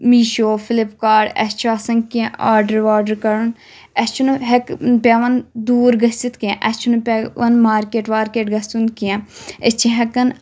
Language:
Kashmiri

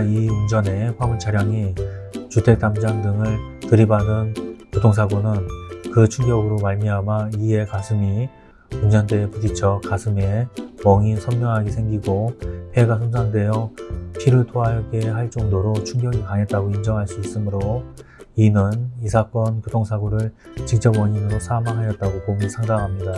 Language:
Korean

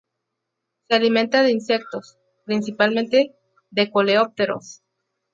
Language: Spanish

